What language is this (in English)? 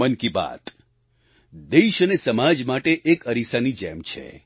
Gujarati